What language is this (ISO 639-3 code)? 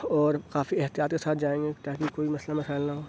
urd